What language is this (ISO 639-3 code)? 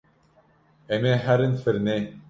kur